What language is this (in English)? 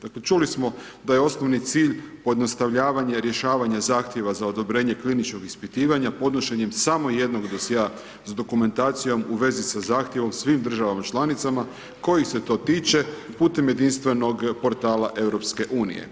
Croatian